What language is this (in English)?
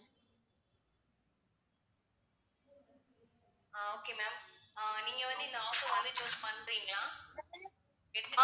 Tamil